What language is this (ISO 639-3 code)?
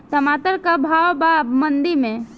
bho